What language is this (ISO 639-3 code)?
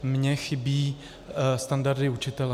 ces